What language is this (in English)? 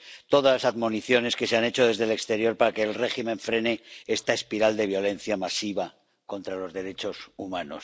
Spanish